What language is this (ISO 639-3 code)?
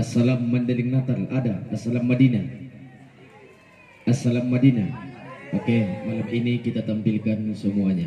ind